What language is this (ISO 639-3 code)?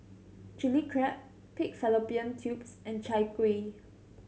eng